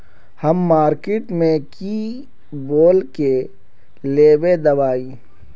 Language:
Magahi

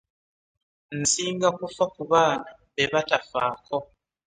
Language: Ganda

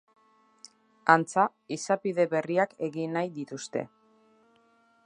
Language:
Basque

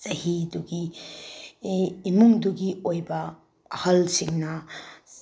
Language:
Manipuri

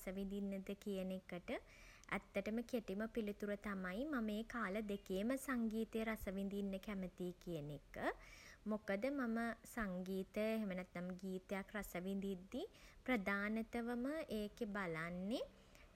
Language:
Sinhala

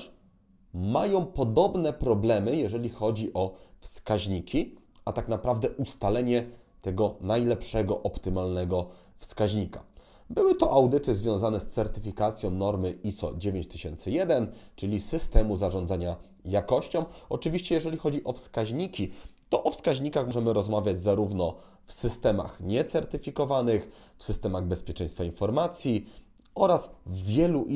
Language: Polish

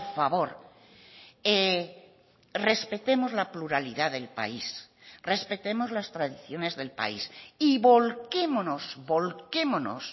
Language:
Spanish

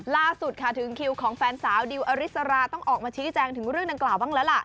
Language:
Thai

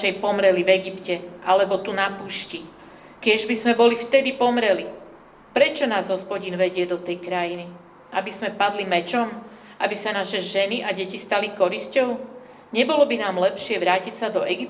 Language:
Slovak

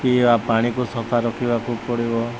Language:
Odia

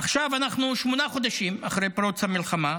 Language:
Hebrew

